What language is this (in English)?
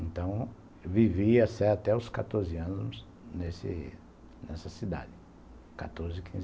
Portuguese